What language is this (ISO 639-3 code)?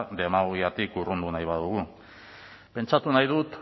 eus